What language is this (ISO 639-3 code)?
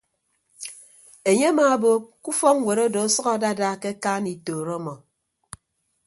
ibb